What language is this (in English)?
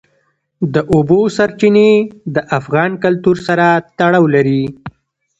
Pashto